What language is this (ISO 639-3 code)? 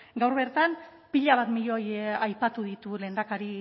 eus